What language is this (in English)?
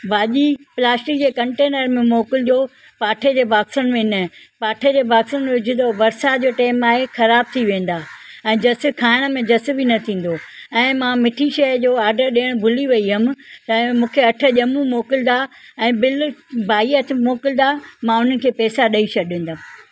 Sindhi